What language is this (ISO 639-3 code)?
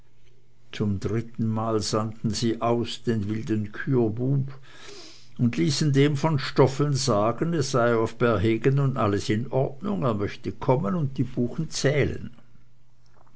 deu